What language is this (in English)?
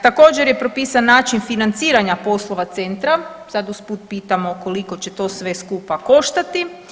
Croatian